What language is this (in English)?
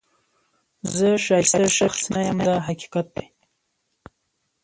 Pashto